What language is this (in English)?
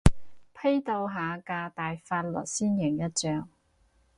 Cantonese